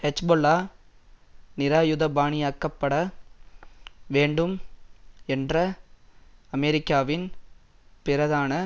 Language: Tamil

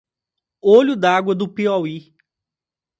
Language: Portuguese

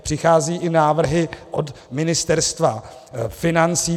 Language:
Czech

